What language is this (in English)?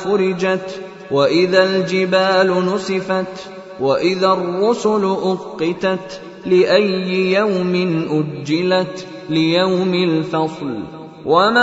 Arabic